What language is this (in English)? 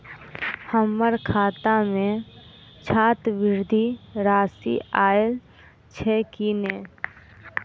Maithili